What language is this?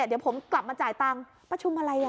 Thai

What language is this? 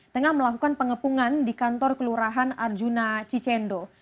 Indonesian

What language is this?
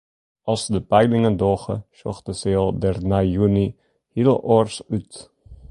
Western Frisian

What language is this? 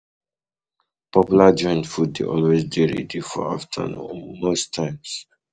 Nigerian Pidgin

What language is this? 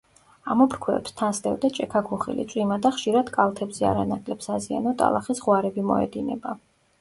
Georgian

